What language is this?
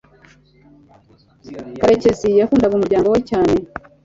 Kinyarwanda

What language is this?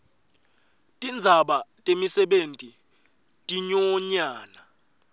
Swati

